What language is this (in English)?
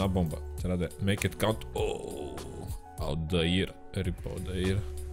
Bulgarian